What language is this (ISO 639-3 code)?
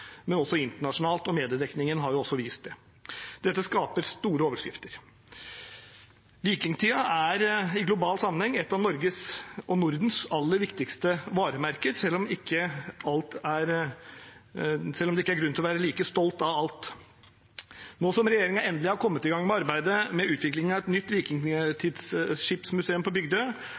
nob